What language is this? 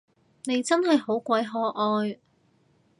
Cantonese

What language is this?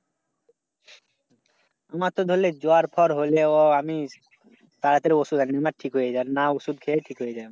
Bangla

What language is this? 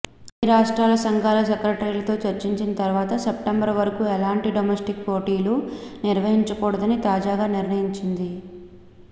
Telugu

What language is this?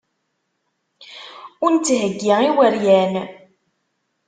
Kabyle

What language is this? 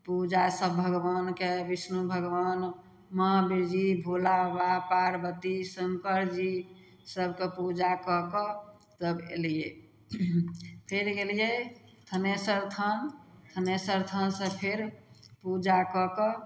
Maithili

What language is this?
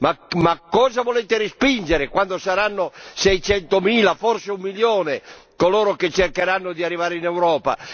Italian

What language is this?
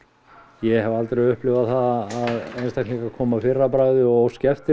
Icelandic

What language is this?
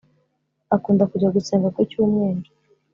Kinyarwanda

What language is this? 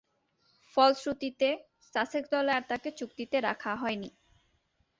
Bangla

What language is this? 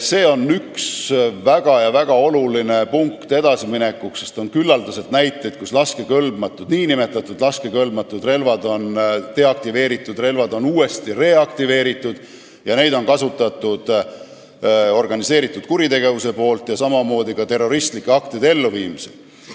Estonian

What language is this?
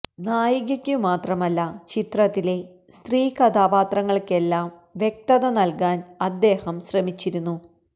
Malayalam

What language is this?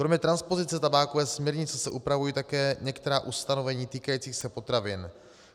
Czech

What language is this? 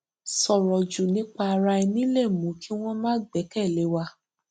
Yoruba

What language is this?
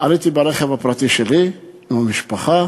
Hebrew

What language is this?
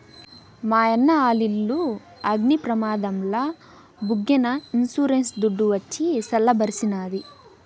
Telugu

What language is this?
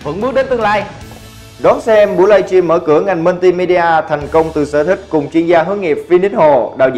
Vietnamese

